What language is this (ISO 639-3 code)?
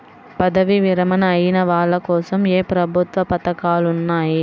tel